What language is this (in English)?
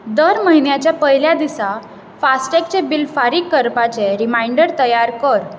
Konkani